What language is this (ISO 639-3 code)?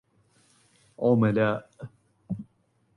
ara